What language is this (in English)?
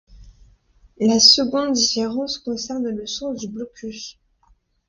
French